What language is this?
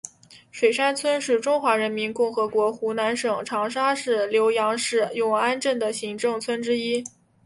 Chinese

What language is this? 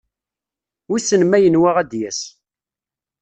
Kabyle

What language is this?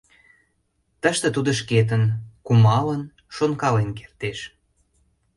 Mari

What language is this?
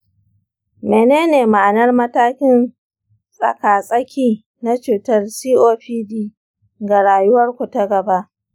Hausa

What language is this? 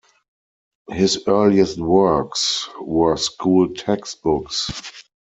English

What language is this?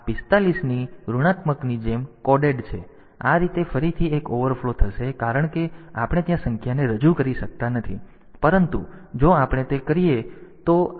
Gujarati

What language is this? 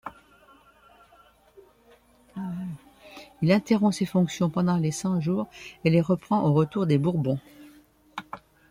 French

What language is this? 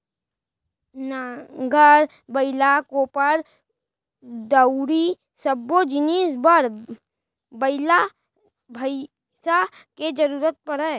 Chhattisgarhi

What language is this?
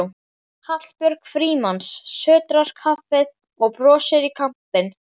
Icelandic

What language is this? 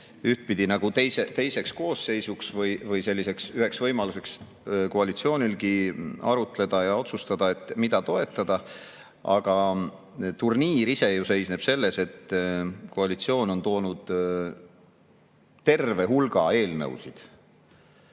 Estonian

